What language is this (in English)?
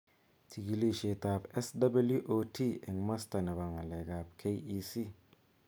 Kalenjin